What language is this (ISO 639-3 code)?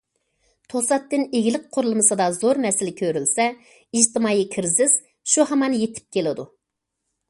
uig